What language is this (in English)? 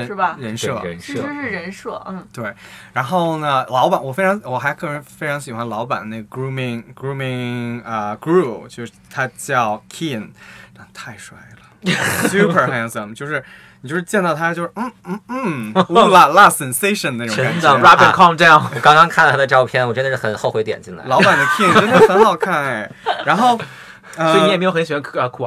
Chinese